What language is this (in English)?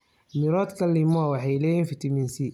Somali